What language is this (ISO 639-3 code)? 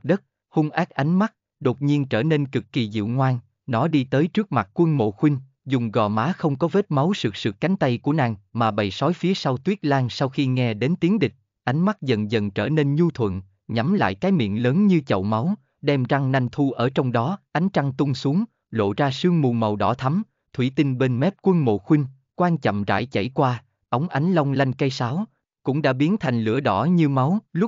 vie